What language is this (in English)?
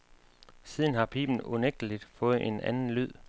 Danish